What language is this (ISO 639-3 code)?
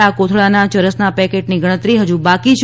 guj